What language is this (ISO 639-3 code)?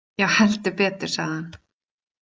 isl